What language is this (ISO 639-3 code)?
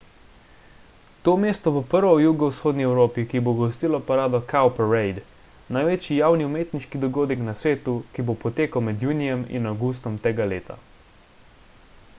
slv